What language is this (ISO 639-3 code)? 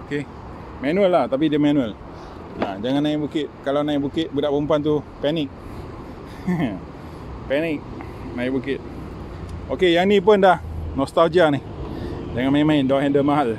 msa